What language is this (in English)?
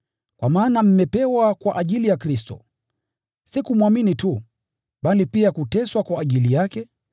Swahili